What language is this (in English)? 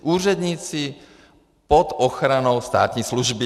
Czech